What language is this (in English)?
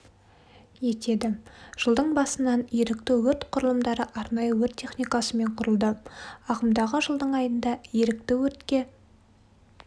Kazakh